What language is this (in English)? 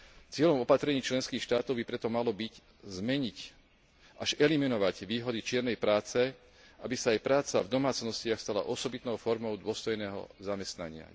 Slovak